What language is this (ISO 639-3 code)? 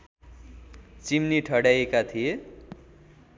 nep